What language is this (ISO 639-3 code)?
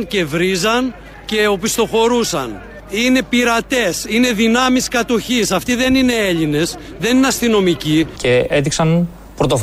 ell